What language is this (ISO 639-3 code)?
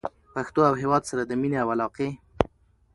pus